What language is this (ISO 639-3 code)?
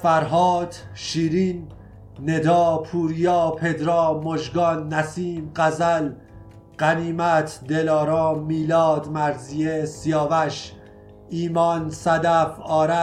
fas